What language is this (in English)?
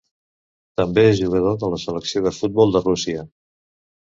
Catalan